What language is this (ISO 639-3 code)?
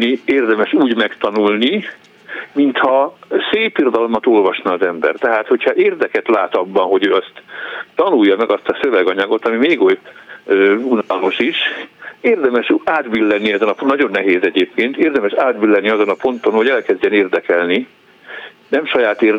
hun